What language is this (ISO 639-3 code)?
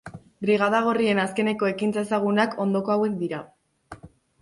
eus